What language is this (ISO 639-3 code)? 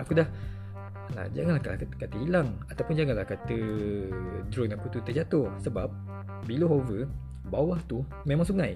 msa